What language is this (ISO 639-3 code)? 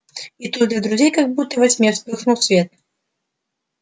rus